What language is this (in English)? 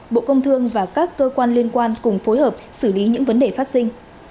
Vietnamese